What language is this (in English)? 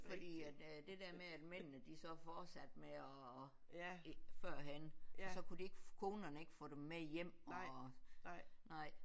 Danish